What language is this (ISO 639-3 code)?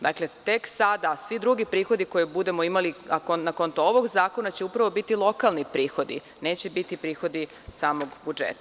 srp